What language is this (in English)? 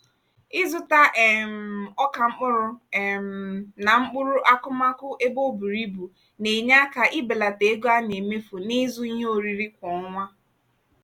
Igbo